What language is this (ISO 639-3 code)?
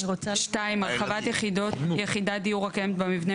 heb